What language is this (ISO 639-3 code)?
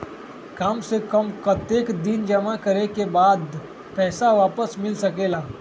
mag